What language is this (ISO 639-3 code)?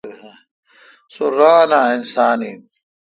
xka